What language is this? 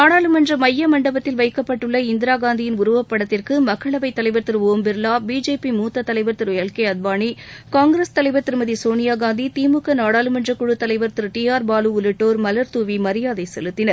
Tamil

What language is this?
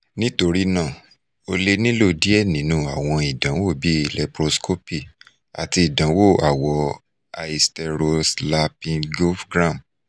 Yoruba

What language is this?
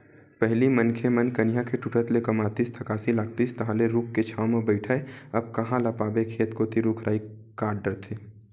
Chhattisgarhi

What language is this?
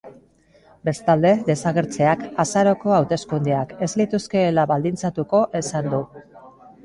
Basque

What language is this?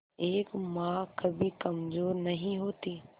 Hindi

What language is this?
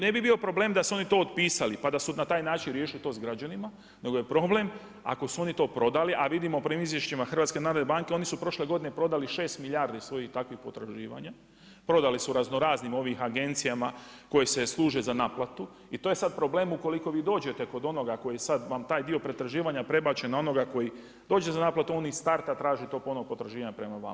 Croatian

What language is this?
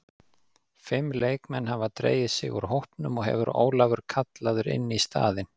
Icelandic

